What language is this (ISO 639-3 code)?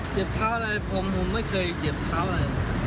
tha